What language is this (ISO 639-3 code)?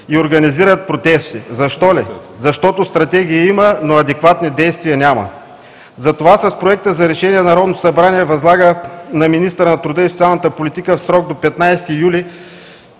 bul